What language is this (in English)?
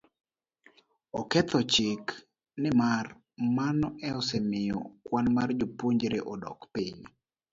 Luo (Kenya and Tanzania)